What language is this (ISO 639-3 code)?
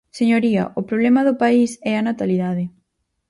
glg